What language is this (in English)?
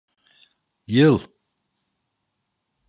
Turkish